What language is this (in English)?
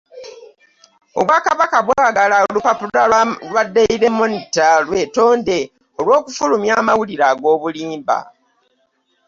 Ganda